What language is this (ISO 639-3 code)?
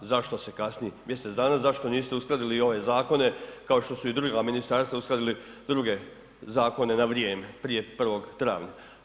hrv